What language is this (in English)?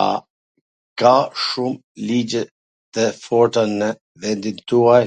Gheg Albanian